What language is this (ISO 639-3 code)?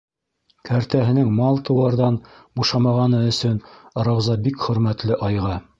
bak